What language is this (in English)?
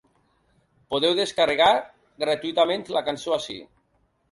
Catalan